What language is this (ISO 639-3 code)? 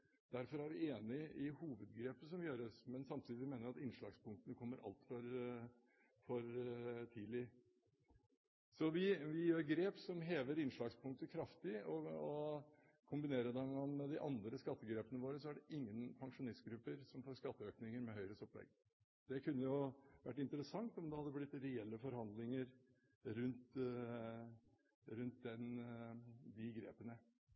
nob